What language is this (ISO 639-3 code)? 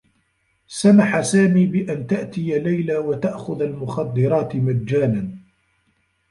ara